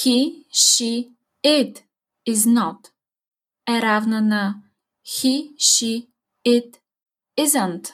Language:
Bulgarian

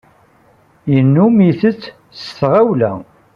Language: Kabyle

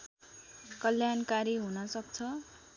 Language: Nepali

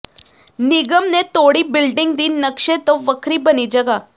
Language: Punjabi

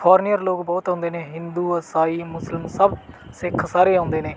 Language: Punjabi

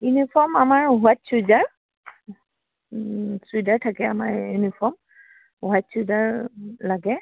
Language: Assamese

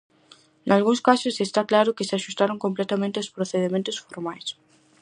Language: Galician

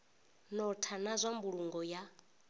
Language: Venda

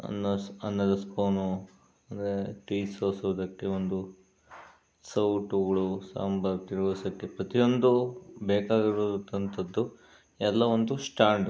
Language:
Kannada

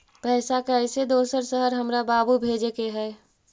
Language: Magahi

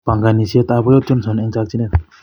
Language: Kalenjin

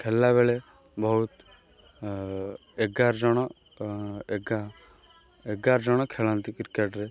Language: Odia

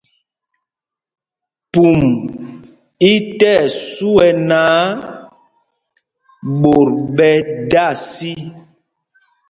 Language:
Mpumpong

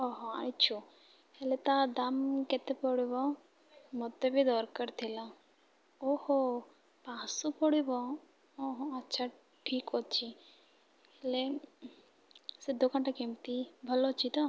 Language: Odia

